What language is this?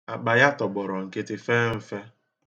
Igbo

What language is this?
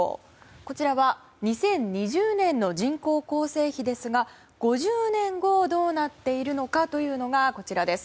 Japanese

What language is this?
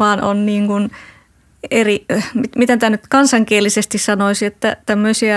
Finnish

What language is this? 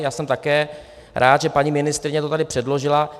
Czech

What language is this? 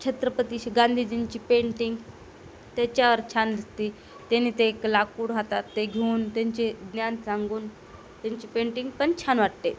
Marathi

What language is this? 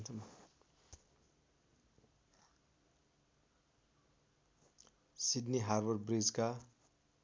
Nepali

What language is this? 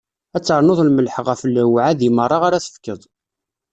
Kabyle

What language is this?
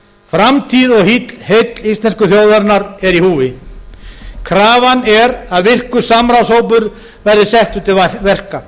Icelandic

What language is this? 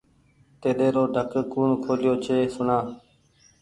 Goaria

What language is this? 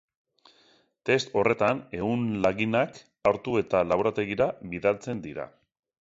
Basque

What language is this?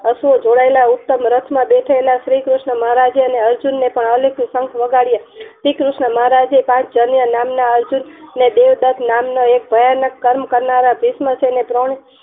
Gujarati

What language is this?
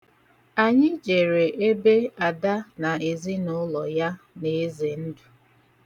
Igbo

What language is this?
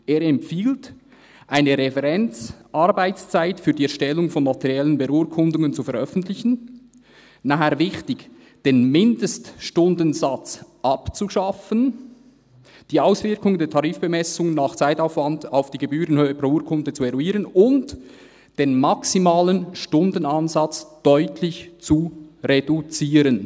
Swiss German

